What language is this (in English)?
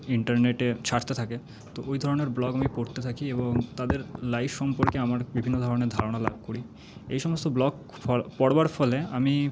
Bangla